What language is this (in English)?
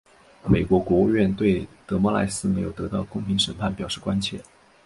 Chinese